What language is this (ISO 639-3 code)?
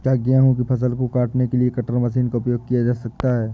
hin